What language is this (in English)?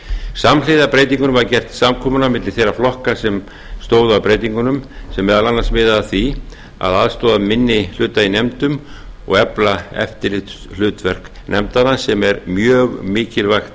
Icelandic